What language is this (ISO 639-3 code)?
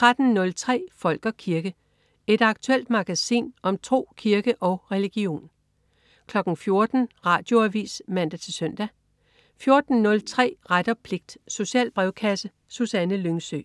dan